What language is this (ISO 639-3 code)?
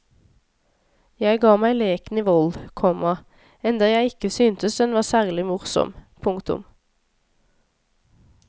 nor